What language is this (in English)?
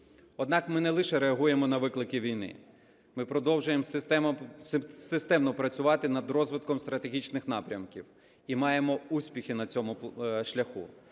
Ukrainian